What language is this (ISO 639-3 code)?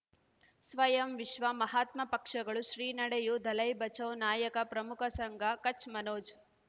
kan